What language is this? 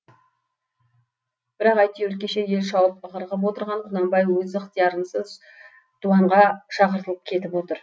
Kazakh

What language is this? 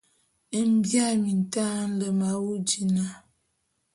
Bulu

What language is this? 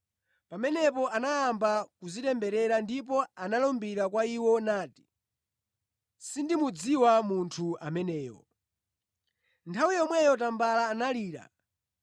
Nyanja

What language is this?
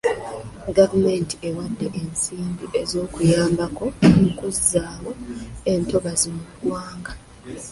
Ganda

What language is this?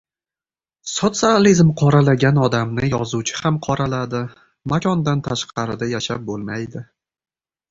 Uzbek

